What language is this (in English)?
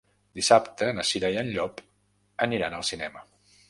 Catalan